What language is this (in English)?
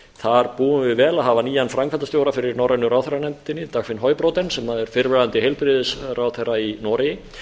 Icelandic